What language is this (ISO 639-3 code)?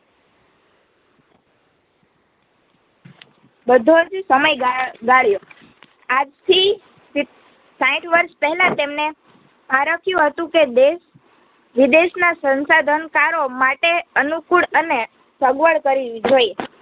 guj